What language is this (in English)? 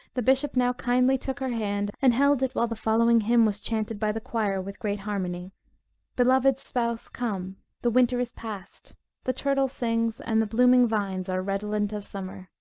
English